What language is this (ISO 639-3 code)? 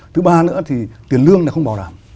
vie